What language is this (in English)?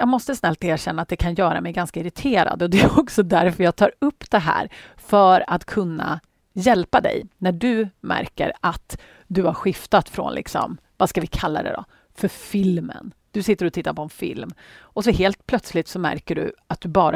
Swedish